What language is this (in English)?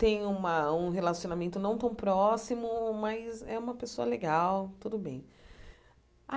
Portuguese